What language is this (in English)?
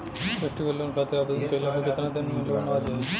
Bhojpuri